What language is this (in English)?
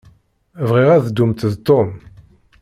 Kabyle